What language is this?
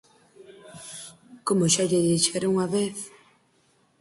Galician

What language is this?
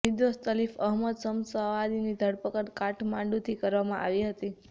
Gujarati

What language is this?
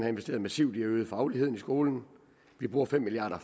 Danish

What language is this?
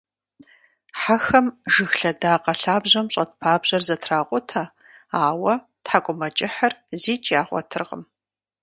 Kabardian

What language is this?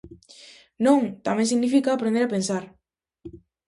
Galician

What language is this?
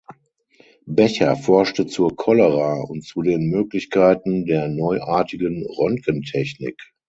German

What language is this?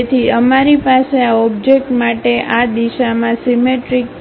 Gujarati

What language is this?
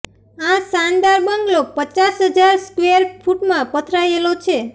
Gujarati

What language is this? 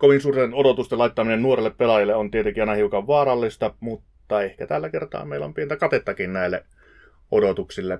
Finnish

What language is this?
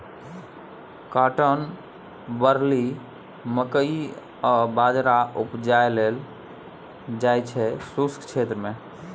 Maithili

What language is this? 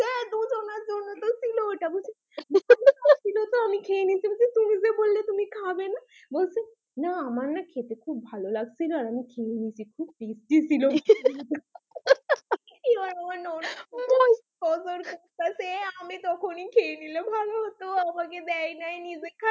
Bangla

